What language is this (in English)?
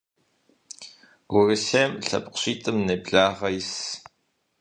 Kabardian